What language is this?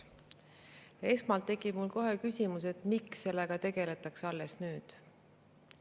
Estonian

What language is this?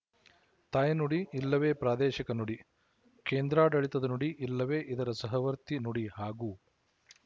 Kannada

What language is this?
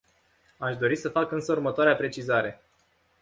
Romanian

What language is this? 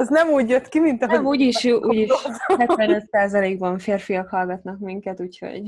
Hungarian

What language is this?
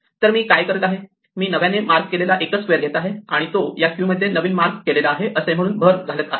Marathi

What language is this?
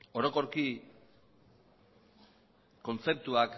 Basque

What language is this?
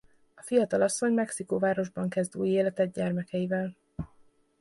Hungarian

